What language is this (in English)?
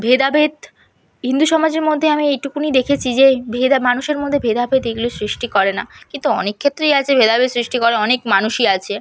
Bangla